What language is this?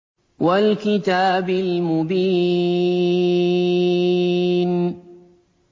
Arabic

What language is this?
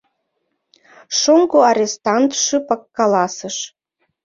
Mari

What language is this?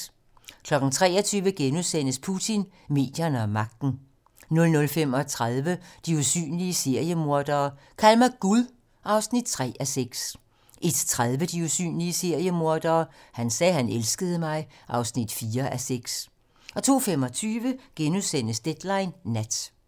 Danish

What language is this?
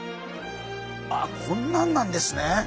Japanese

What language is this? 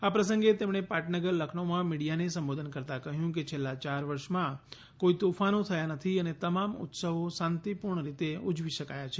Gujarati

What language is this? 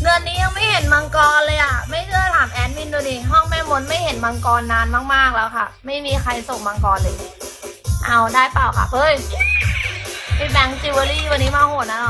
Thai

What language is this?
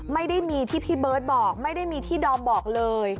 Thai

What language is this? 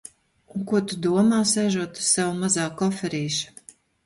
Latvian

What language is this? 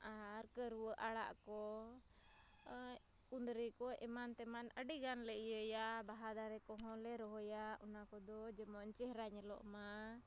Santali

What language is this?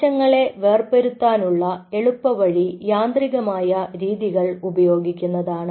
Malayalam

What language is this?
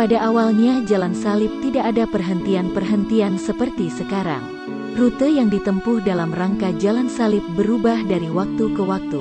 Indonesian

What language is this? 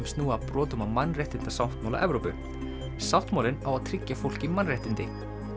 Icelandic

